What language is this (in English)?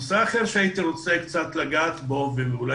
Hebrew